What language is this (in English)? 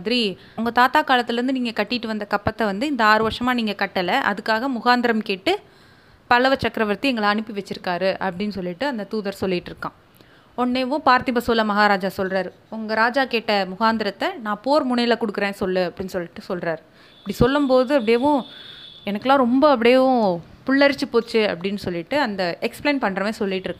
Tamil